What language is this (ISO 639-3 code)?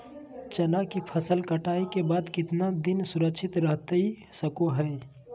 mag